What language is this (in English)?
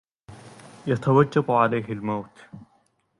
Arabic